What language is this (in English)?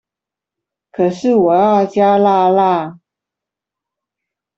Chinese